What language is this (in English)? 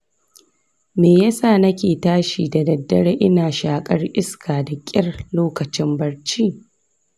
Hausa